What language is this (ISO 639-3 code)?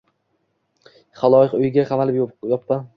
uzb